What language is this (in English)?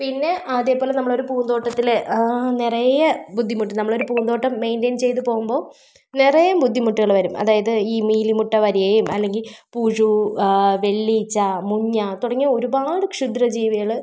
Malayalam